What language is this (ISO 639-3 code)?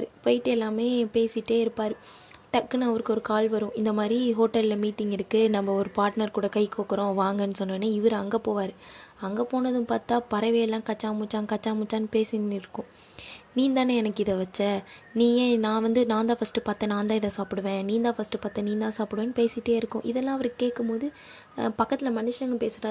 tam